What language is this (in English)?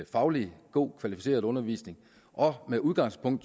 Danish